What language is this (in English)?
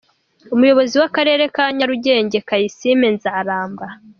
Kinyarwanda